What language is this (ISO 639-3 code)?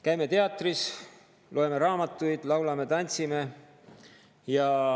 est